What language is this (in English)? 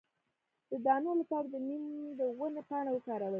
Pashto